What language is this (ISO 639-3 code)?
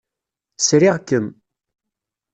kab